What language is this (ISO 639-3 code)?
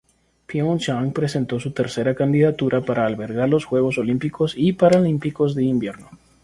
spa